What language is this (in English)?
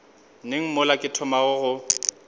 Northern Sotho